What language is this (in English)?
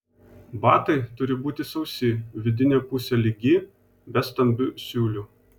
Lithuanian